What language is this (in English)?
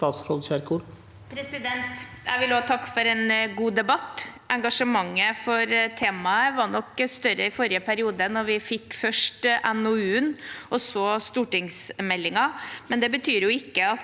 Norwegian